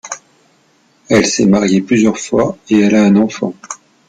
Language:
French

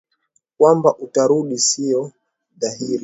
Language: Swahili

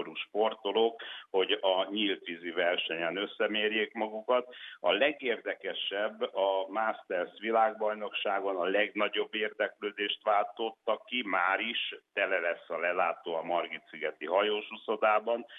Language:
Hungarian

